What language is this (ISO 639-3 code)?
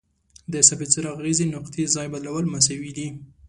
pus